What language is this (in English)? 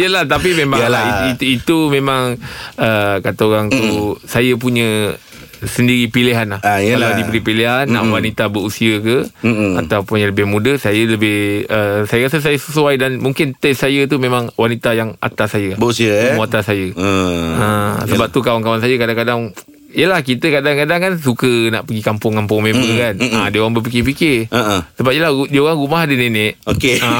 Malay